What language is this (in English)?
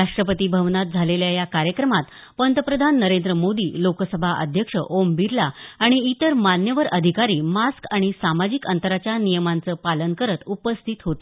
Marathi